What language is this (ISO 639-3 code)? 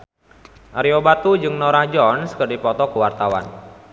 sun